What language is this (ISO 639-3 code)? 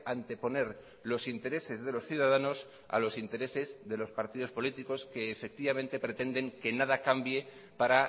spa